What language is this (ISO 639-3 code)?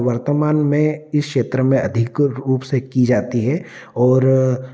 hin